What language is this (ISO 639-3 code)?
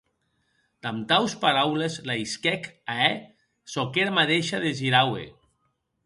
oci